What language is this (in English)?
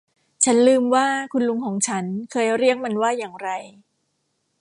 Thai